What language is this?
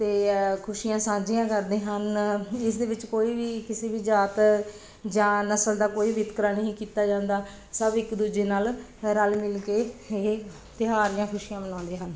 Punjabi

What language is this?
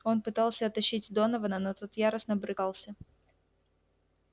Russian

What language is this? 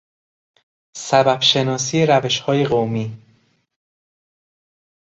Persian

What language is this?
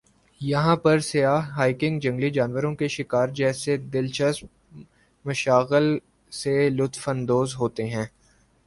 Urdu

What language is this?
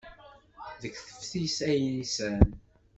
Kabyle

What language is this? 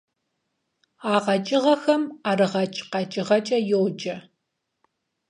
Kabardian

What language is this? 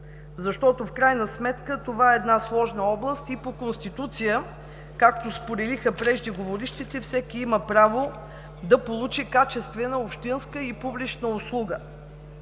Bulgarian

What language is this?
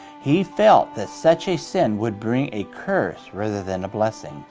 English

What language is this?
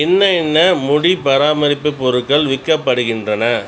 Tamil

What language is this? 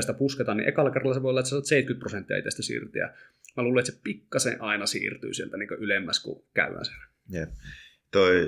Finnish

